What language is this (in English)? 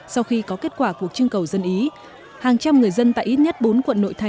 Vietnamese